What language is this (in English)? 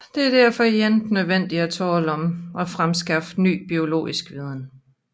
Danish